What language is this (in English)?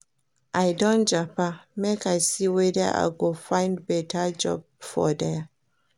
Nigerian Pidgin